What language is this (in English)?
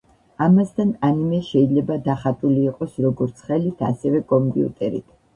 Georgian